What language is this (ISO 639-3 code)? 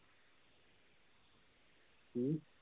pan